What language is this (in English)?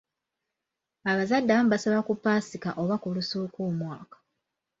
Ganda